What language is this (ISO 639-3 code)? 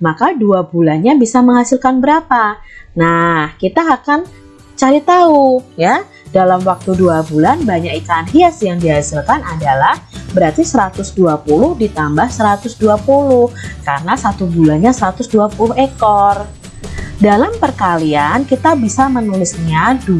ind